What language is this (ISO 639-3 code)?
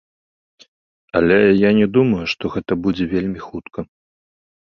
bel